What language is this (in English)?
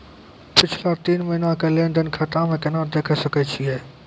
Maithili